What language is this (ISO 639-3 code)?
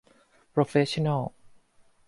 tha